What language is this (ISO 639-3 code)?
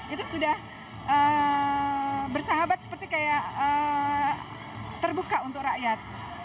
ind